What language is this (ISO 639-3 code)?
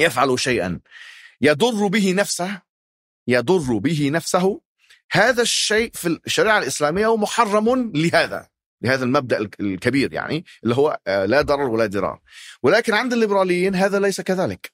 ara